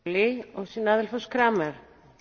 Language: German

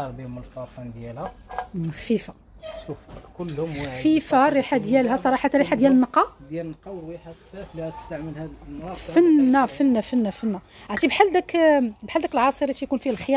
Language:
Arabic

